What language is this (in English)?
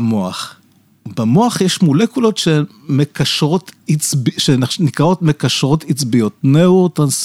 Hebrew